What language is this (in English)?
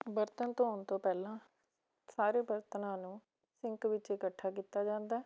Punjabi